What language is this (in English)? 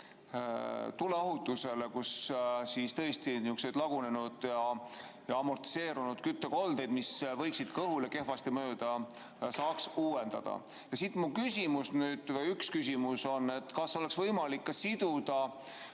Estonian